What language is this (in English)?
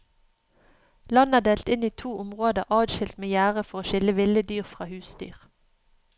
Norwegian